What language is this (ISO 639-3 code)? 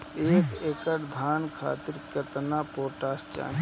bho